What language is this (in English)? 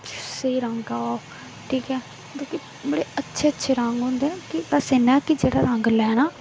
Dogri